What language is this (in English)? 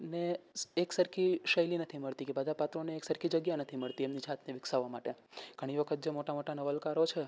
Gujarati